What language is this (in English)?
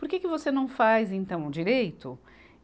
Portuguese